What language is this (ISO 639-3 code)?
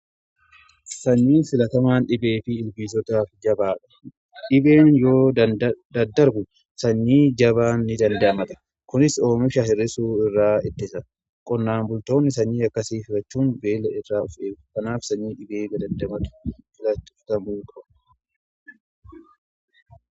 orm